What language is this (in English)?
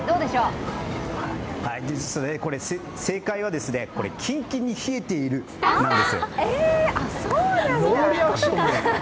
Japanese